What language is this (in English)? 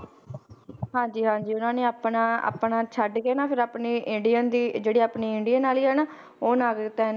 Punjabi